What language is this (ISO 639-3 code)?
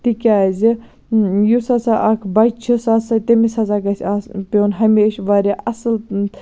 kas